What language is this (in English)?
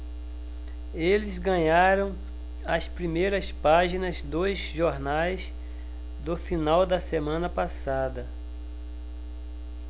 Portuguese